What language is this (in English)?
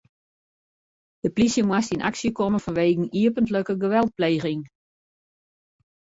Western Frisian